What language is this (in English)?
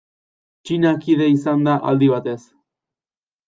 Basque